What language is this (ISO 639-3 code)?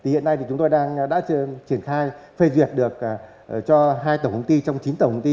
vie